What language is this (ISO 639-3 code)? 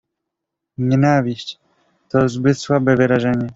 pol